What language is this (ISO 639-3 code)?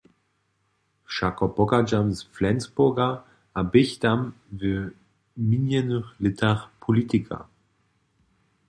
hsb